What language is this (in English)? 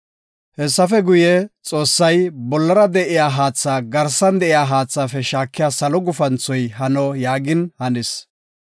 Gofa